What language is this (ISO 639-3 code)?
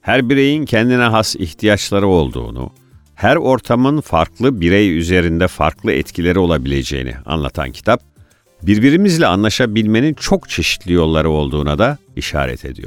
tur